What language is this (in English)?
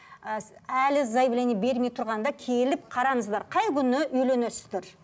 Kazakh